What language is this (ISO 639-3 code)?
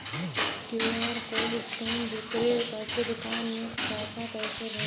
bho